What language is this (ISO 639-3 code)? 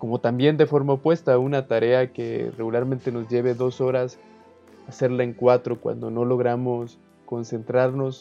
spa